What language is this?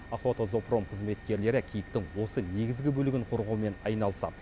Kazakh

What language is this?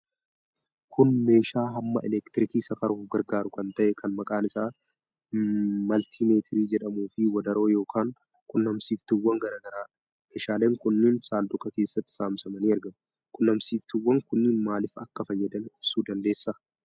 Oromo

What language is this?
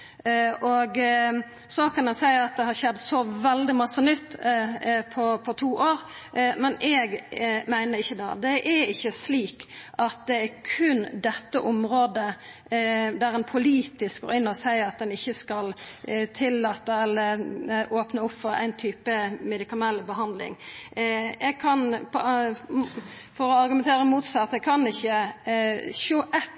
Norwegian Nynorsk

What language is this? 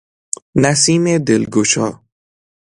Persian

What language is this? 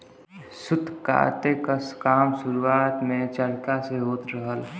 Bhojpuri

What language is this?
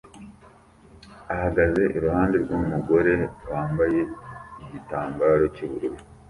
Kinyarwanda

